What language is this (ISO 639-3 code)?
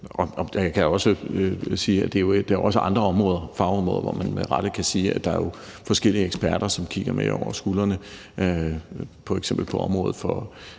dan